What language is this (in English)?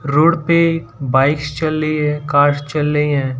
Hindi